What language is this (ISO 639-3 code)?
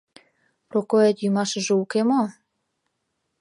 chm